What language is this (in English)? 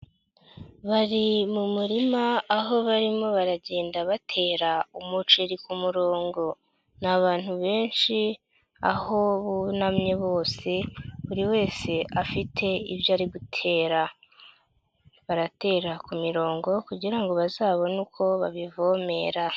Kinyarwanda